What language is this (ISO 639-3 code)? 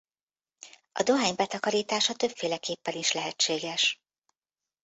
hun